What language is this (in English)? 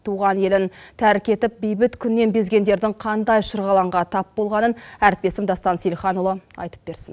Kazakh